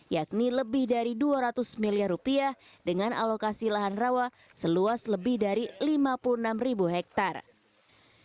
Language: Indonesian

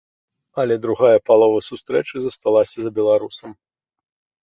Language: Belarusian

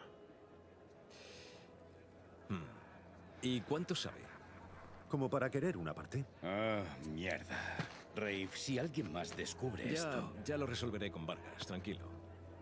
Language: Spanish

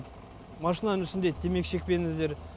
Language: Kazakh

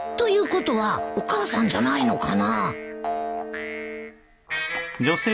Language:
Japanese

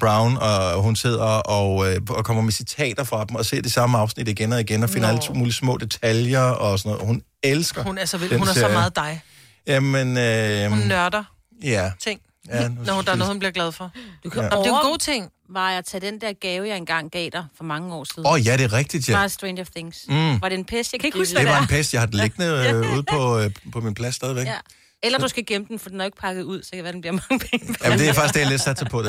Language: Danish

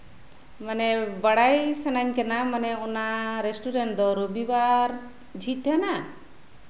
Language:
Santali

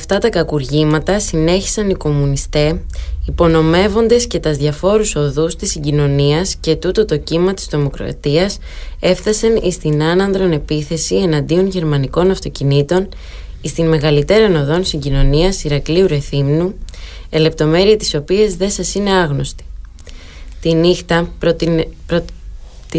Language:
Greek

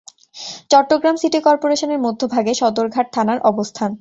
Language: Bangla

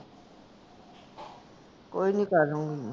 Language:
Punjabi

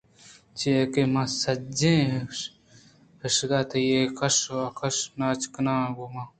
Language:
Eastern Balochi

